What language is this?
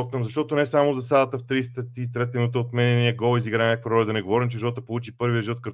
Bulgarian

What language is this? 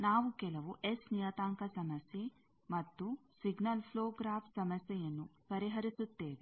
Kannada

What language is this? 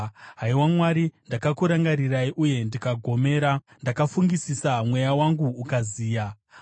Shona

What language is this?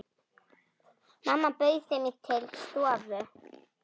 Icelandic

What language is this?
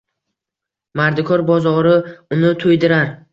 Uzbek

